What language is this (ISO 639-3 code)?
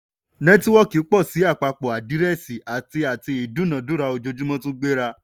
yor